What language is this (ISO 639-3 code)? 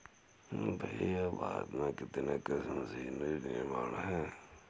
hin